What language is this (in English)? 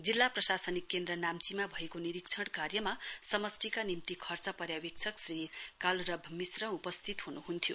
Nepali